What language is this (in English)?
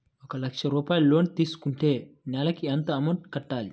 Telugu